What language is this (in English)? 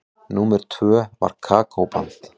Icelandic